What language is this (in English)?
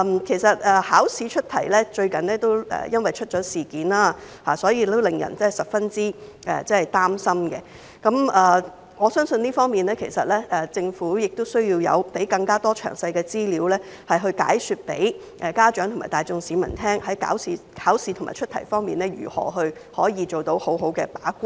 Cantonese